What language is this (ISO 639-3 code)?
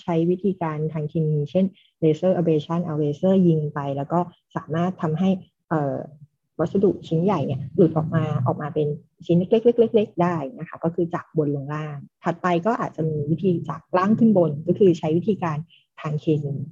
tha